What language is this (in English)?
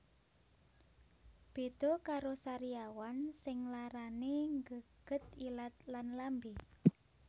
Javanese